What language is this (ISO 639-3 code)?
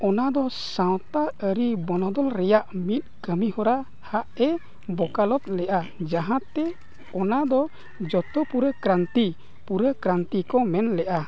sat